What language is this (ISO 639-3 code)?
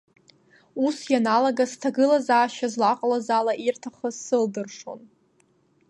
abk